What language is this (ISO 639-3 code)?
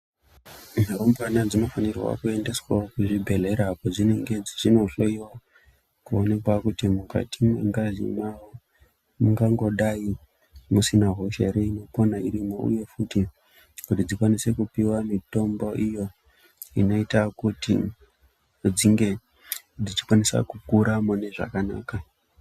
ndc